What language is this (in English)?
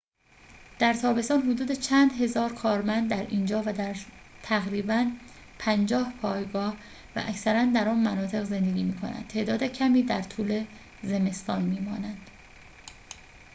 Persian